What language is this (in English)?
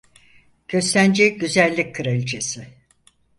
Turkish